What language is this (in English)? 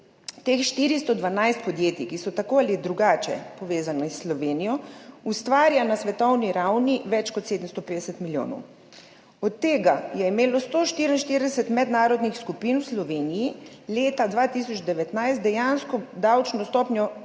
Slovenian